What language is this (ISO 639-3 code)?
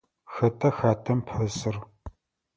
ady